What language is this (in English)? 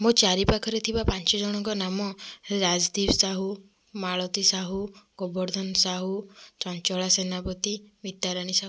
Odia